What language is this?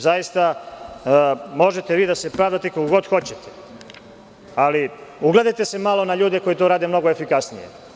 Serbian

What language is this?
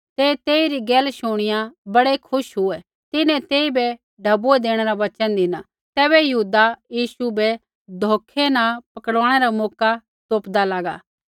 Kullu Pahari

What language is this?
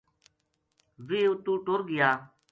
Gujari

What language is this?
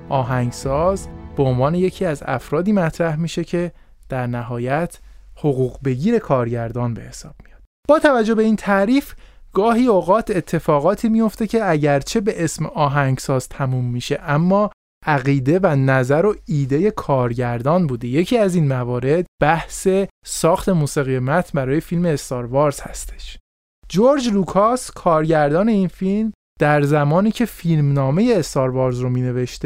Persian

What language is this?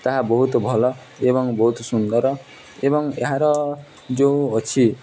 Odia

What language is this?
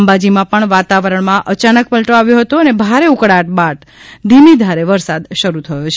Gujarati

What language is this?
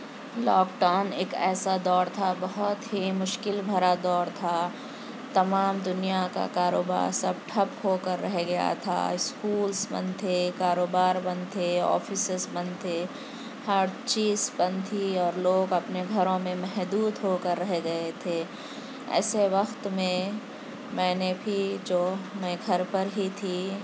Urdu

